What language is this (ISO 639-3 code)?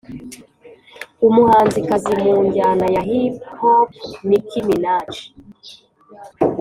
kin